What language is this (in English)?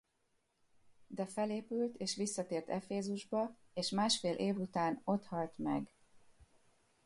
Hungarian